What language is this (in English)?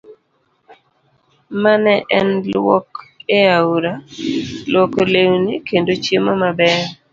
Luo (Kenya and Tanzania)